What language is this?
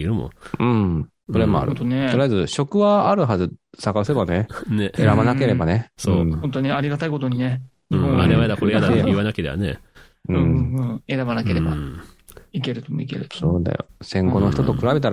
Japanese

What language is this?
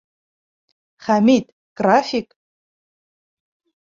Bashkir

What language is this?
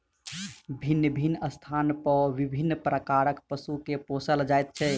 Maithili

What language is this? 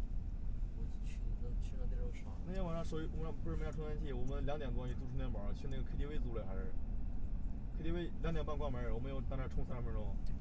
Chinese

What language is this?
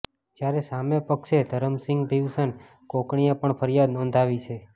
Gujarati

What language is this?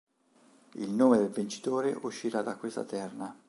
Italian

